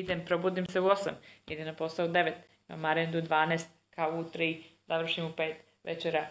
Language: Croatian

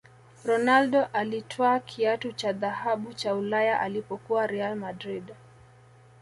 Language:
Swahili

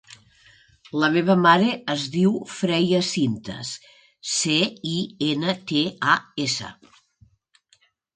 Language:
Catalan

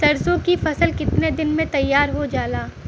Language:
Bhojpuri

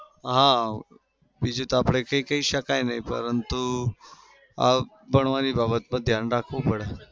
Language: Gujarati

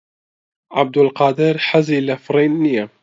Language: Central Kurdish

